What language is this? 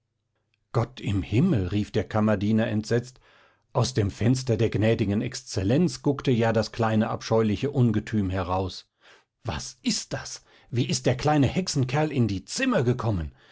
German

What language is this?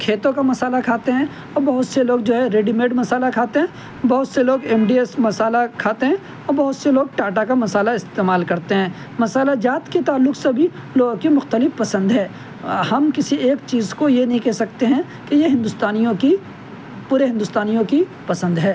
Urdu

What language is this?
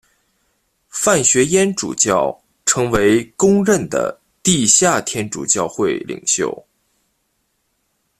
Chinese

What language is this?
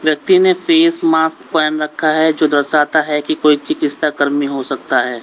Hindi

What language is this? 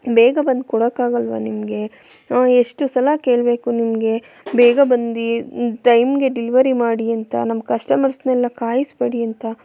Kannada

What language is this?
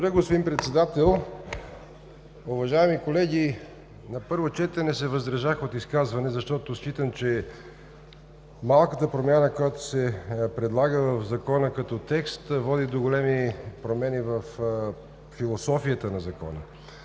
Bulgarian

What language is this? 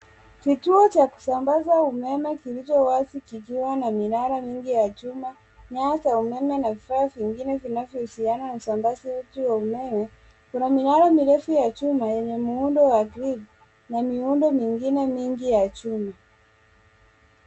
Swahili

